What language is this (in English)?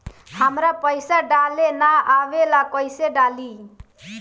Bhojpuri